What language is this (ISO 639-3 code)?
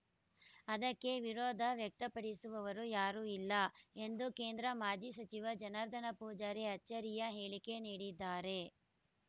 kan